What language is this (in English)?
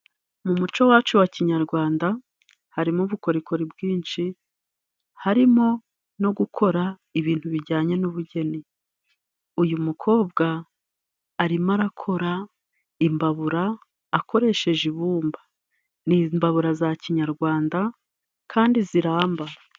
Kinyarwanda